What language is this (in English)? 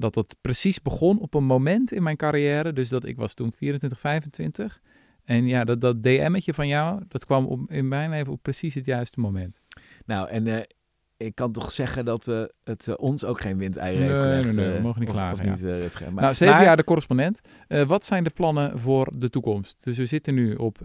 Dutch